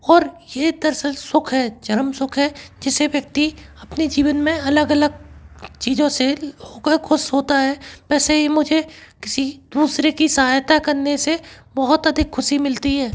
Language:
Hindi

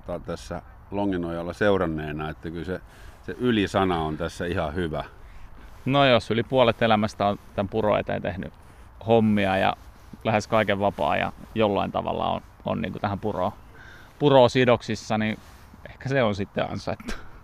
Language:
Finnish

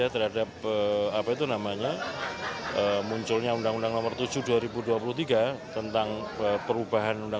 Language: Indonesian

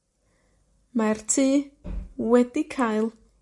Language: Welsh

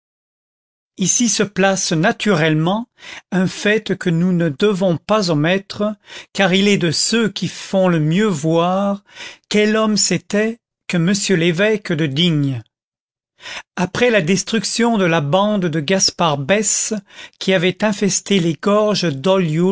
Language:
French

